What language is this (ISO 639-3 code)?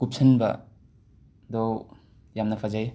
mni